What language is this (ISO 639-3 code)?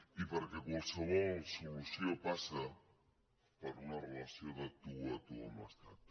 cat